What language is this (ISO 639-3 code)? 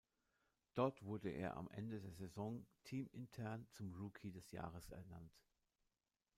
deu